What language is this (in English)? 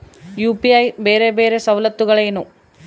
Kannada